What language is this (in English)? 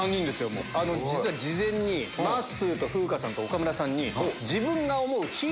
Japanese